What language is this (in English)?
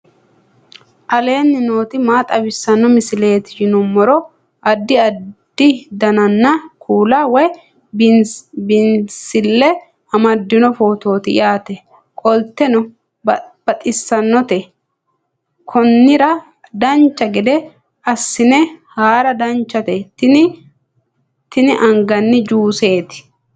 Sidamo